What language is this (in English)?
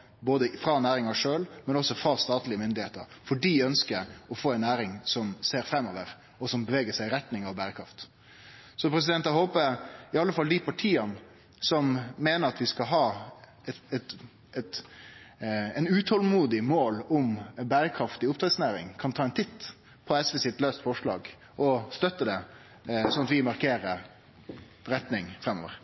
Norwegian Nynorsk